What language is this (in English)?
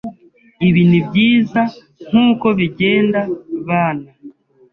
Kinyarwanda